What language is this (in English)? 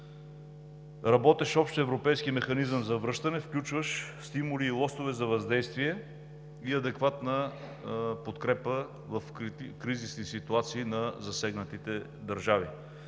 Bulgarian